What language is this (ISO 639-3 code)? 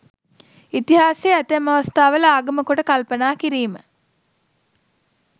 sin